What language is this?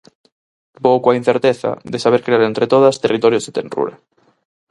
Galician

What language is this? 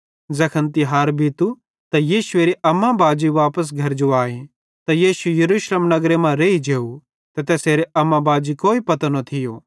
Bhadrawahi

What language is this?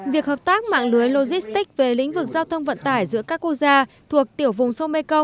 Vietnamese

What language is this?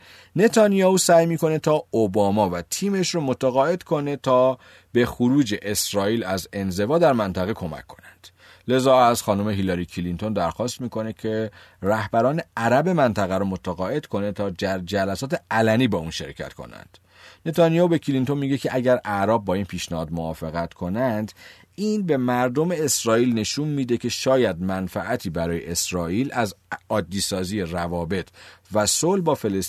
Persian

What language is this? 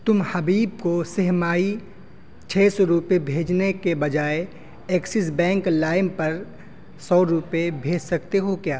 Urdu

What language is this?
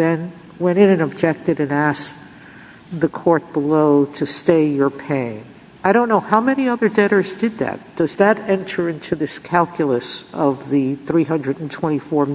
English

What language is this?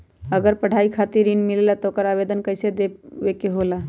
Magahi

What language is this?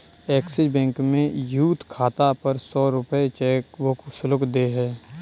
Hindi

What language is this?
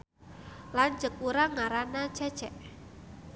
Sundanese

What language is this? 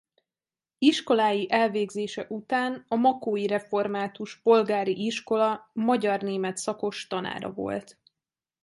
Hungarian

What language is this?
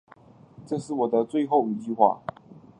Chinese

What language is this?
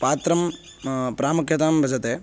Sanskrit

